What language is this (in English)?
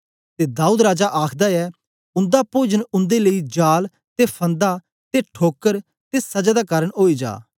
Dogri